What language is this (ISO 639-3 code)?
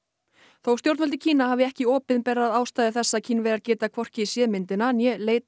isl